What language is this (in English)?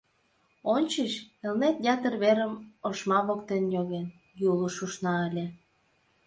Mari